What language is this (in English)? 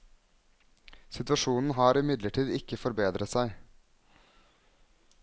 Norwegian